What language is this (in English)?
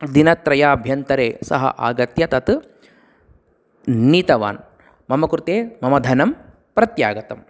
Sanskrit